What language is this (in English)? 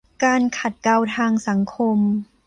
Thai